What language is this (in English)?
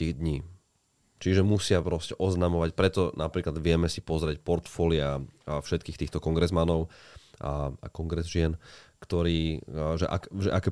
Slovak